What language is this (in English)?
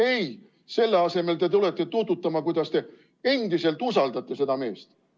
Estonian